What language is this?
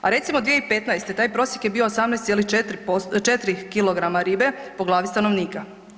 Croatian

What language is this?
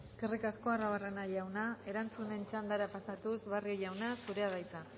Basque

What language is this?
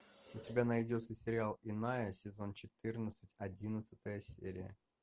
Russian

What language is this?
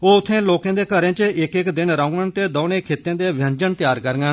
Dogri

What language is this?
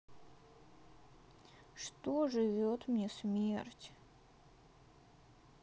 Russian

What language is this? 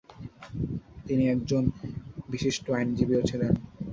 Bangla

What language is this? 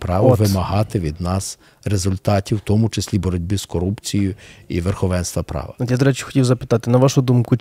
Ukrainian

